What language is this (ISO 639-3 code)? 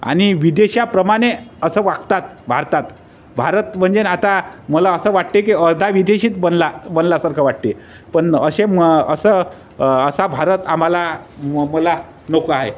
mar